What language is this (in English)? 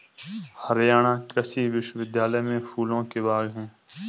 Hindi